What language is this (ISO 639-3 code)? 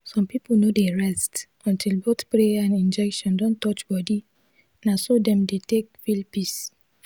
pcm